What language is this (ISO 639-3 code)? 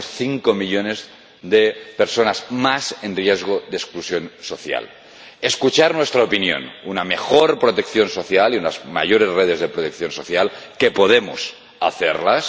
spa